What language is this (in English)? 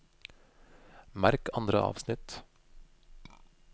Norwegian